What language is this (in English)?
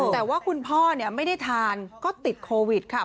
Thai